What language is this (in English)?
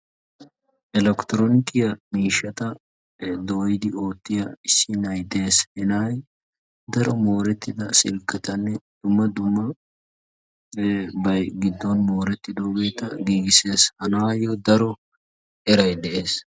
Wolaytta